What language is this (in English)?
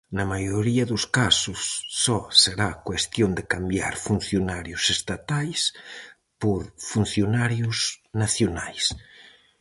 Galician